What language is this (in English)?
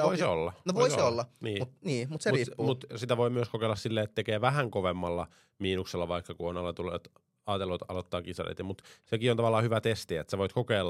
Finnish